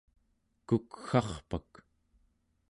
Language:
Central Yupik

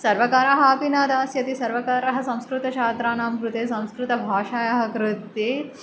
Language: Sanskrit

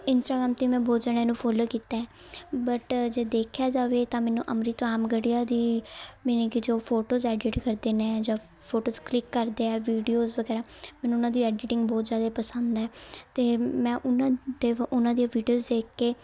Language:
Punjabi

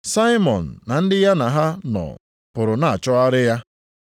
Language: Igbo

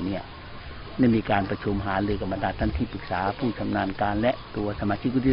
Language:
Thai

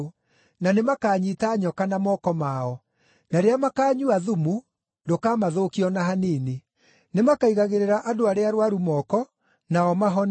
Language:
Kikuyu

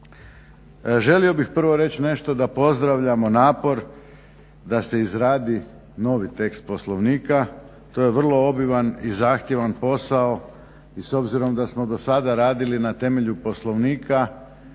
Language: Croatian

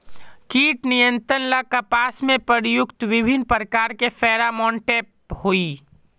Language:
Magahi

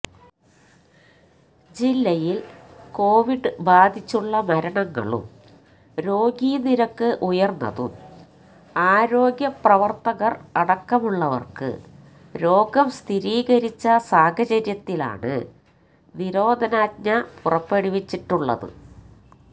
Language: Malayalam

